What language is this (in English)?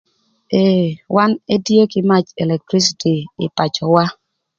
Thur